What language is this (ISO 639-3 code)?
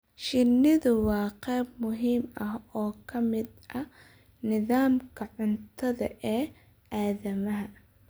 som